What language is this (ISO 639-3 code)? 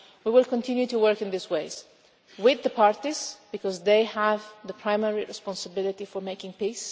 eng